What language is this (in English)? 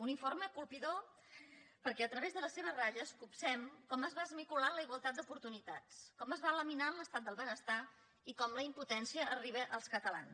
Catalan